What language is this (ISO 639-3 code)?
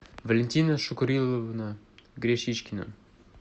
rus